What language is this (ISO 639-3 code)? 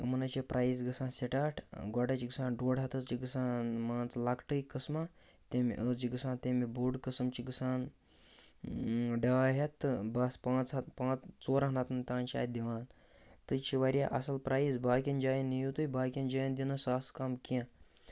kas